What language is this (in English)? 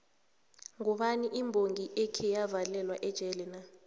South Ndebele